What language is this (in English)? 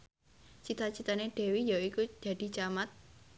Javanese